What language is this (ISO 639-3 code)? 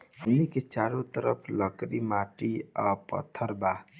bho